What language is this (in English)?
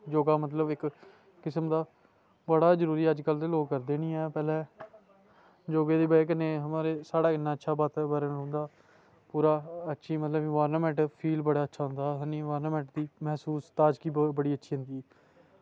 Dogri